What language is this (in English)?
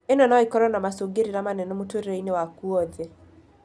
Kikuyu